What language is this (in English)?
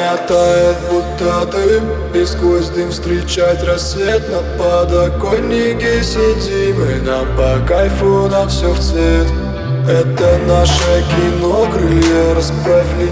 Russian